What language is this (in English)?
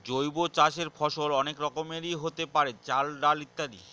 Bangla